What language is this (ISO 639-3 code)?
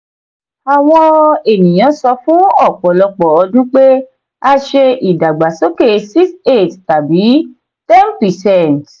yor